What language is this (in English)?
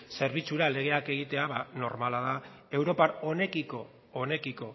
Basque